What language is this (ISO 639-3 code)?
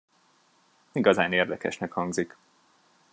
hun